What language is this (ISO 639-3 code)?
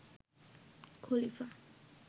ben